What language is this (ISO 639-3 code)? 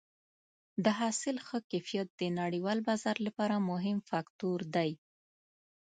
pus